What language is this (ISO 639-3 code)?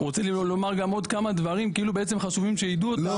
heb